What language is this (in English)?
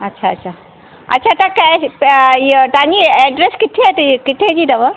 Sindhi